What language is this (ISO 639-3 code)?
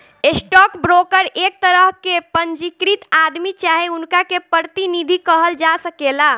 bho